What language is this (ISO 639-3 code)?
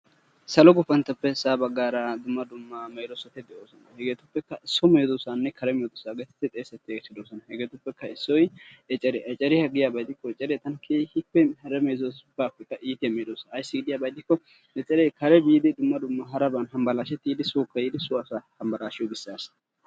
wal